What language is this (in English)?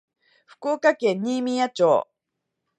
Japanese